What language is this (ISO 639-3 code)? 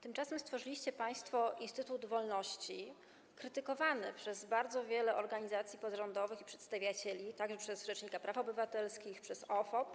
pol